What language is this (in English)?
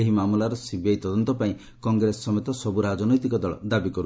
Odia